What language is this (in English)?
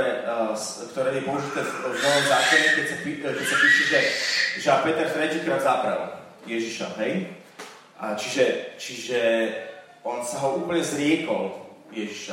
Slovak